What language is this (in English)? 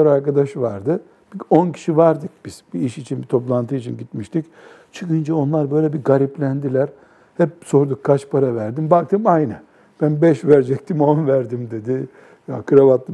Turkish